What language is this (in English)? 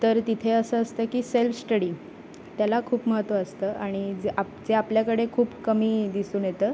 Marathi